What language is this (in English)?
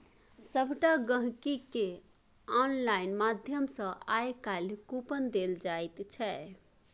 Maithili